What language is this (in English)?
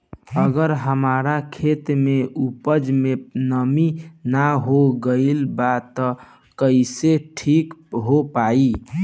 Bhojpuri